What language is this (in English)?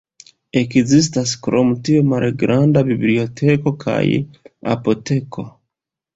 Esperanto